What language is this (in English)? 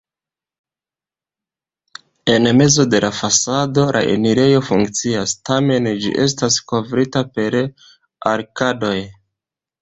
Esperanto